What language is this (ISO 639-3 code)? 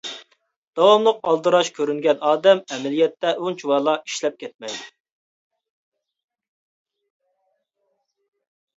uig